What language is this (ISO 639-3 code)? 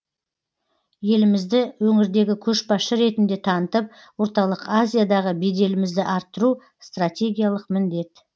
kaz